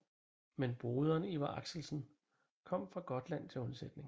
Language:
Danish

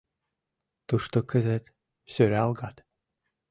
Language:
Mari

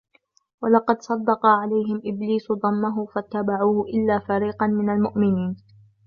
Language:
Arabic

